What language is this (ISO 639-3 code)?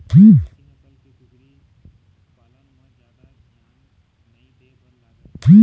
hne